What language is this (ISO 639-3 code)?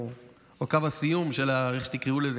heb